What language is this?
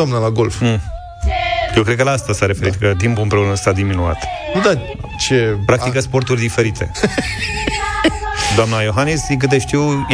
Romanian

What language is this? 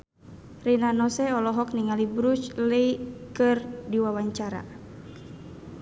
Sundanese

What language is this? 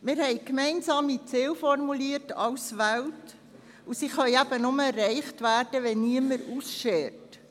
Swiss German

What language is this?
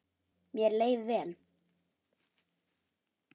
Icelandic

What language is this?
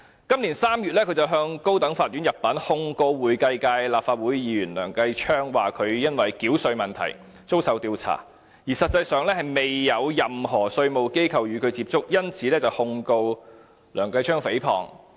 Cantonese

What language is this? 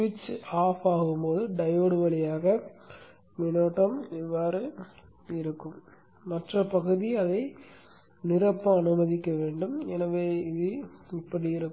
Tamil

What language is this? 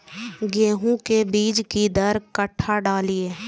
Maithili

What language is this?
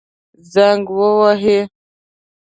Pashto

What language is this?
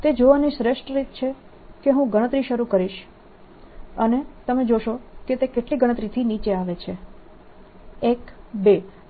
Gujarati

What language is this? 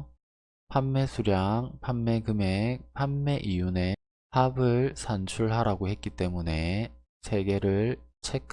Korean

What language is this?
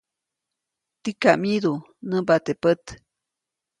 Copainalá Zoque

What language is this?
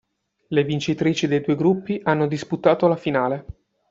Italian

